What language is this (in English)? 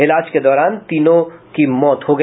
Hindi